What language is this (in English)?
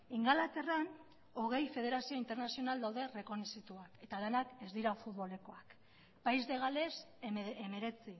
Basque